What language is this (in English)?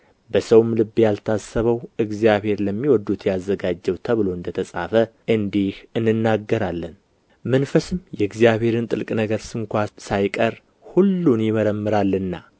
Amharic